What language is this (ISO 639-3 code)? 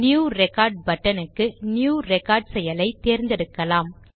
tam